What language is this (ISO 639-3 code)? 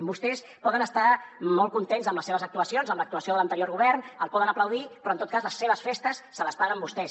cat